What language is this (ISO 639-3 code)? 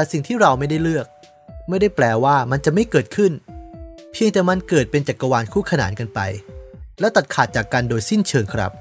tha